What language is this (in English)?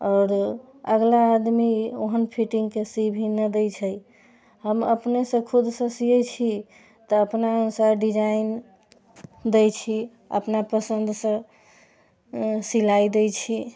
Maithili